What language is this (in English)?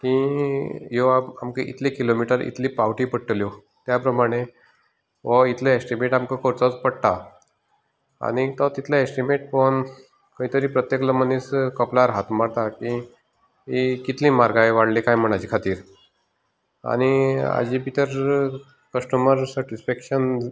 Konkani